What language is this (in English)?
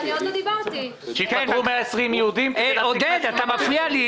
Hebrew